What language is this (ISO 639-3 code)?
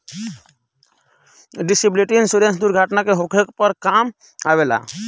bho